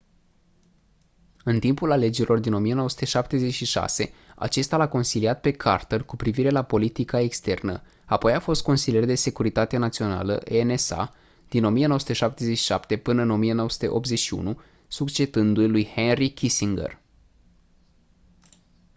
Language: Romanian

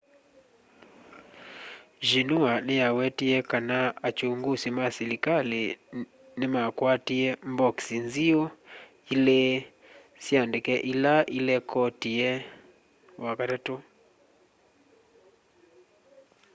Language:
Kamba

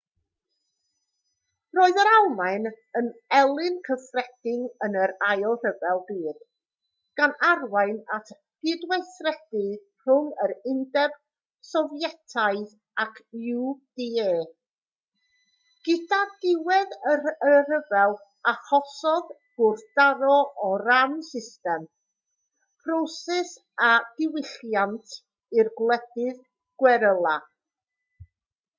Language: Welsh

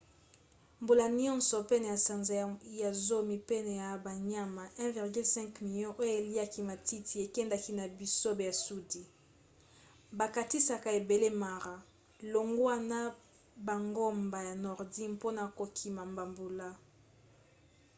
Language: Lingala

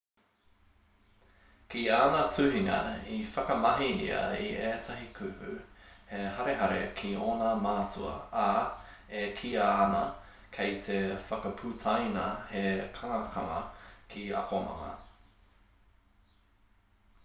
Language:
Māori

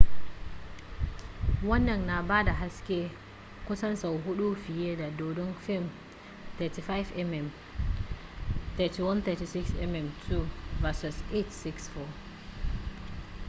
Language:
Hausa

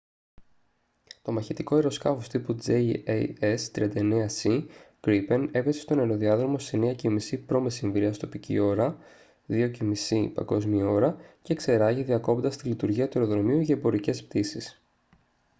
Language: Greek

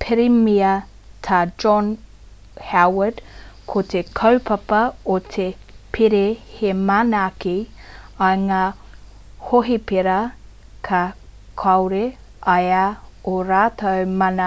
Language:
Māori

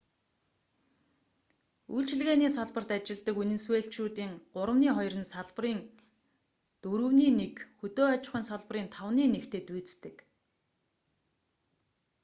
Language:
Mongolian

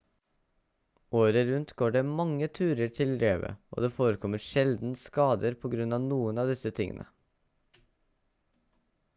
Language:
Norwegian Bokmål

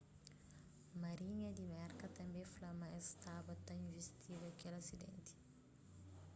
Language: Kabuverdianu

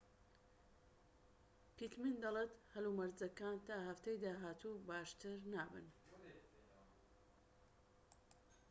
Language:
Central Kurdish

